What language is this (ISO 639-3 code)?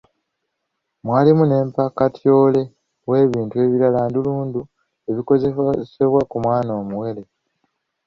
lug